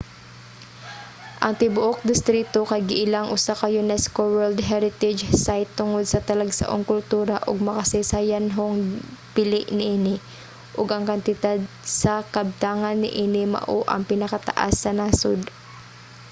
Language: Cebuano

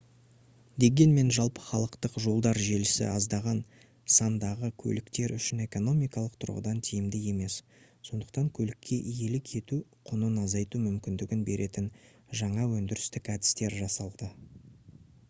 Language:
Kazakh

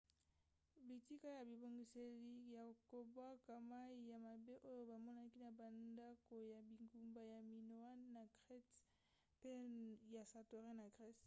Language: Lingala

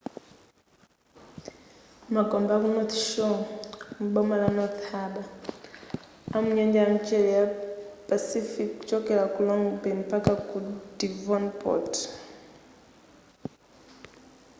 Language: Nyanja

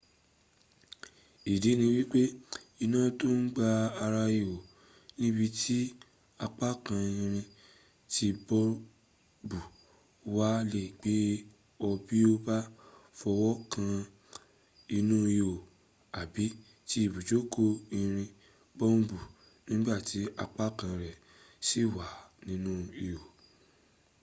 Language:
Yoruba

